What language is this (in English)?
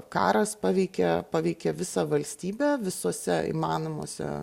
Lithuanian